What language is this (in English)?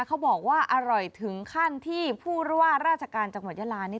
Thai